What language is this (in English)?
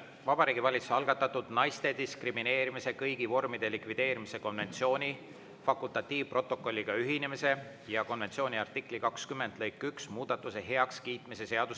Estonian